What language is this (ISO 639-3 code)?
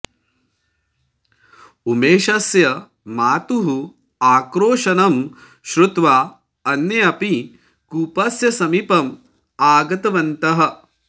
san